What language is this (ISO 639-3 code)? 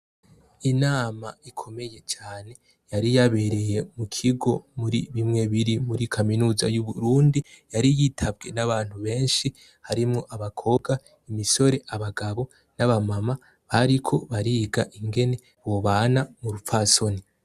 run